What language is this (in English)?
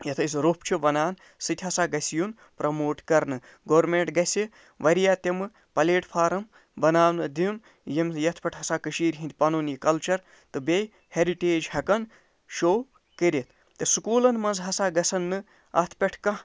Kashmiri